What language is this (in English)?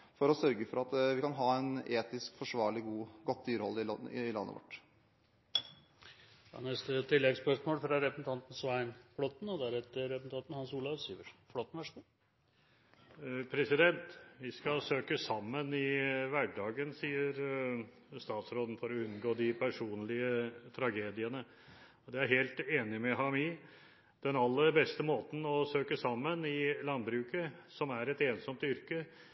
Norwegian